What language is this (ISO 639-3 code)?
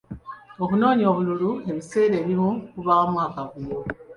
lug